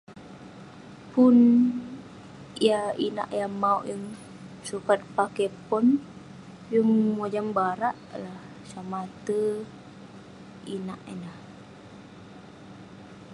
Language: Western Penan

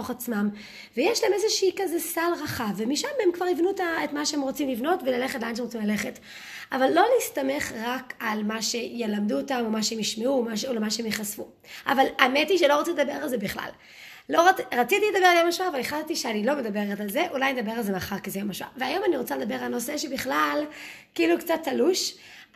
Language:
Hebrew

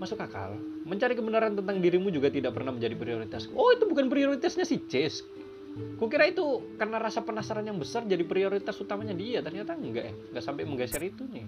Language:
Indonesian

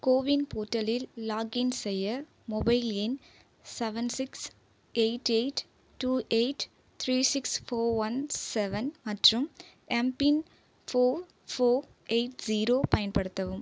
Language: Tamil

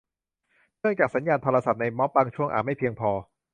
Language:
Thai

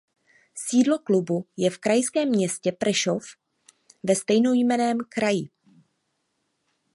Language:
Czech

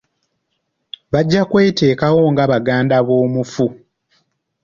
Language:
Ganda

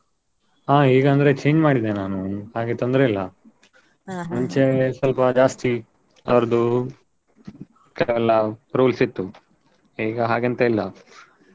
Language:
Kannada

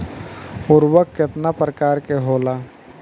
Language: Bhojpuri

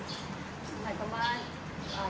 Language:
Thai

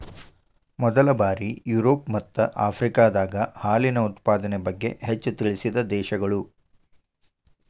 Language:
Kannada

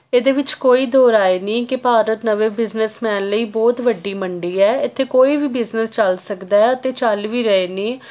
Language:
Punjabi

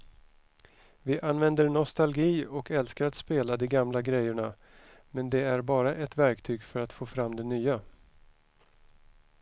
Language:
Swedish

